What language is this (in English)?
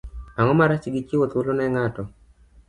Luo (Kenya and Tanzania)